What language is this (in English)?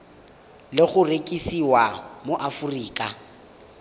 Tswana